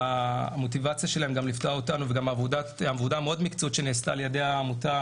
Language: Hebrew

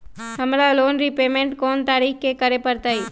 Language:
Magahi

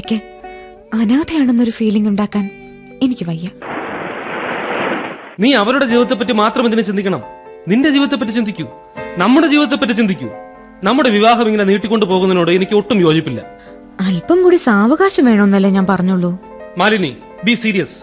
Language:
Malayalam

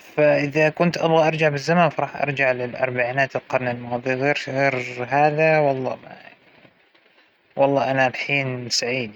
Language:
Hijazi Arabic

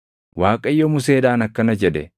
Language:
Oromo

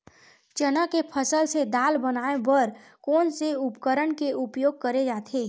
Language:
Chhattisgarhi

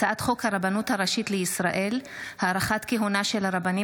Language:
Hebrew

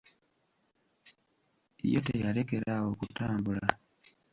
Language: Ganda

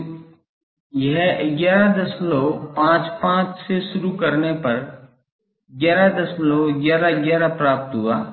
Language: Hindi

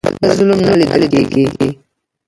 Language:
Pashto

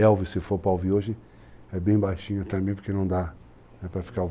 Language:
Portuguese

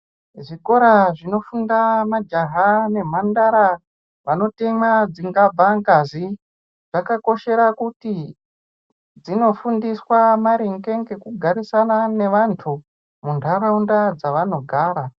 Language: Ndau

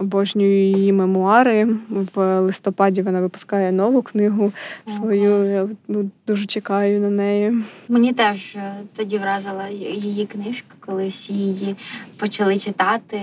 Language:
Ukrainian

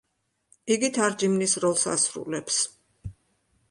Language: Georgian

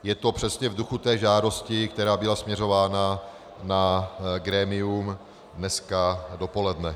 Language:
Czech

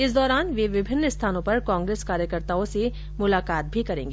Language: Hindi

